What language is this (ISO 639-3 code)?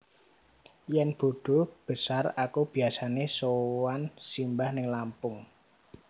jav